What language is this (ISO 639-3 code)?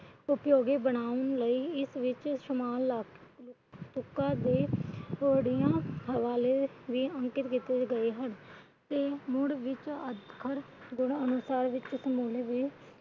pan